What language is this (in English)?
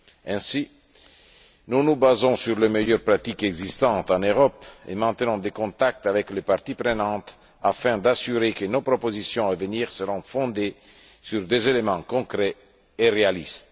French